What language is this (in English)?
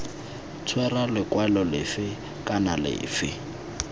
Tswana